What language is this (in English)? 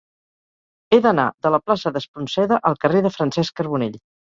Catalan